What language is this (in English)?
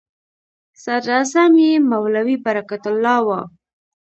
Pashto